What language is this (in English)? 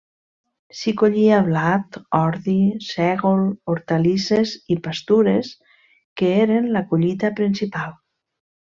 Catalan